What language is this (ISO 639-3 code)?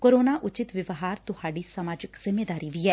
pan